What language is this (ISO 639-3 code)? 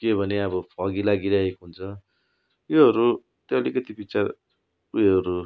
nep